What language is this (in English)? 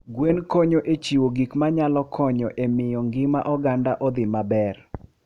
Luo (Kenya and Tanzania)